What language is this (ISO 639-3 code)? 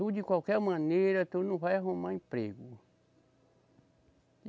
por